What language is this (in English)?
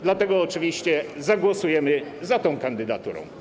Polish